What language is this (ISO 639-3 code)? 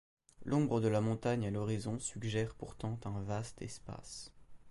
fra